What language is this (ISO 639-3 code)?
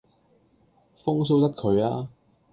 yue